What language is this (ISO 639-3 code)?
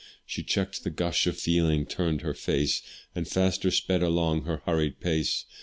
eng